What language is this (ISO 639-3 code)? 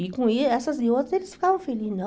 por